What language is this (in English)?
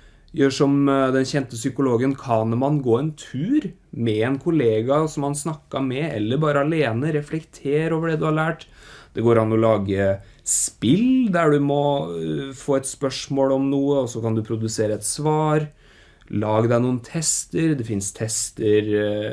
Norwegian